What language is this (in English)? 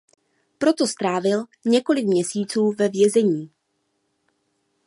Czech